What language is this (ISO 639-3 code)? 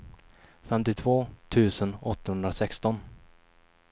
swe